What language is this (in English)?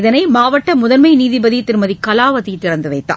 Tamil